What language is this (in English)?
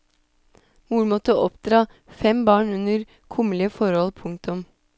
Norwegian